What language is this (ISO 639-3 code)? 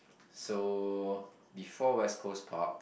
eng